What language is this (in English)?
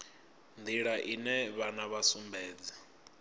Venda